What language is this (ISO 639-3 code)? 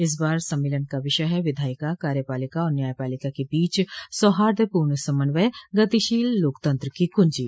hin